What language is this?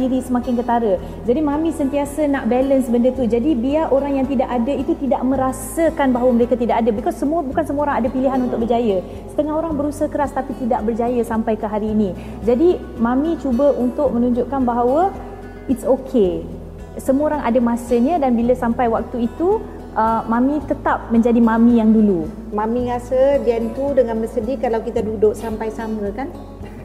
Malay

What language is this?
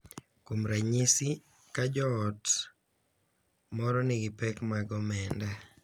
Luo (Kenya and Tanzania)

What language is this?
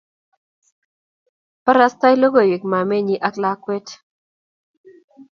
Kalenjin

